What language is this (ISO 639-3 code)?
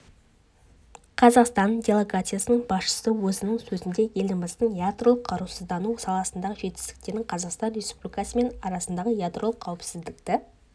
kaz